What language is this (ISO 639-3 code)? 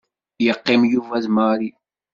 kab